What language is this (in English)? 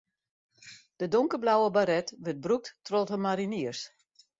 Western Frisian